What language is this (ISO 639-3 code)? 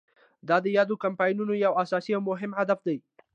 pus